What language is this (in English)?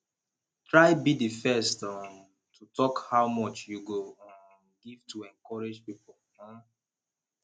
Nigerian Pidgin